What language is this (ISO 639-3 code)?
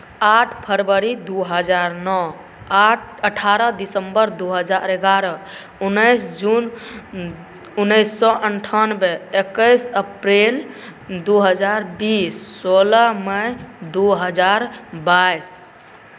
mai